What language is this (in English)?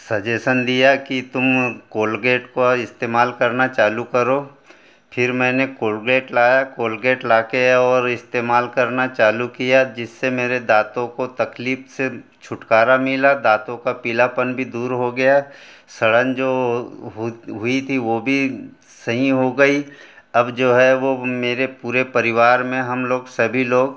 Hindi